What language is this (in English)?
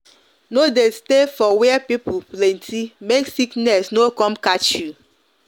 Nigerian Pidgin